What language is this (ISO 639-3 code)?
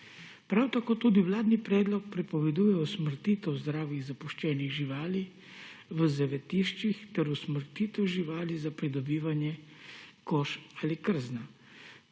slv